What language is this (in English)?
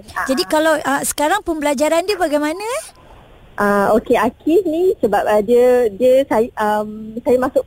Malay